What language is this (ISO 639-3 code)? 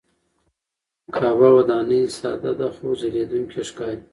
pus